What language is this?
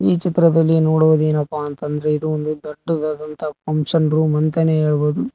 Kannada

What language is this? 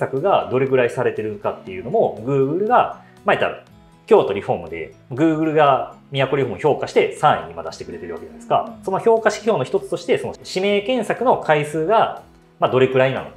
Japanese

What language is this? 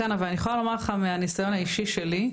Hebrew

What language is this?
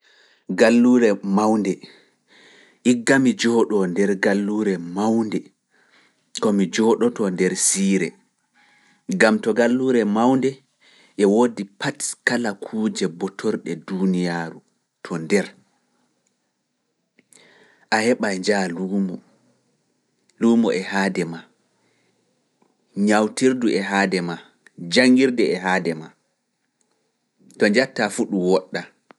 Fula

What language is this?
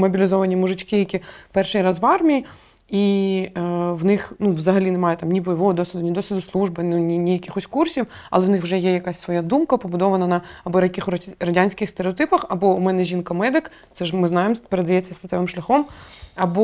Ukrainian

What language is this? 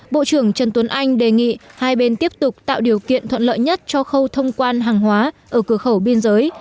Vietnamese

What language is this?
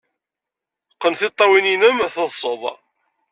Kabyle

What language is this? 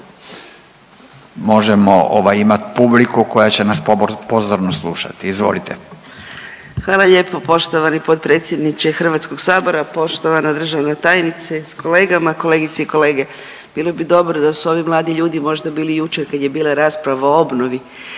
Croatian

